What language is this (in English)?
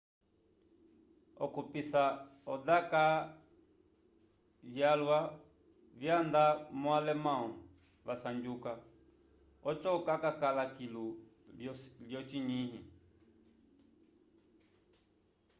Umbundu